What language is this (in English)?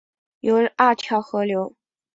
Chinese